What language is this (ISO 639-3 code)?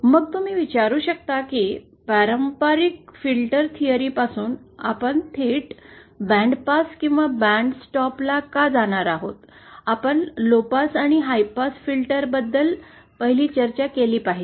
mar